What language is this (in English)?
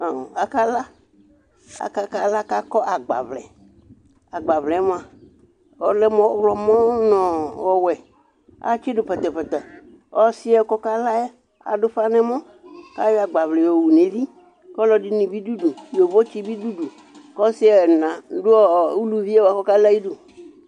Ikposo